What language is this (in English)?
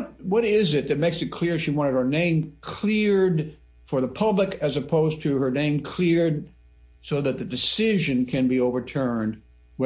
English